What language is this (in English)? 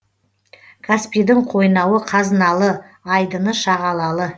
Kazakh